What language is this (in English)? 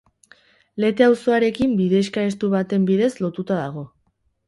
Basque